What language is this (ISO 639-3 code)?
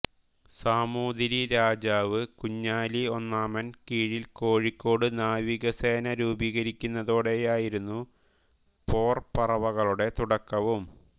mal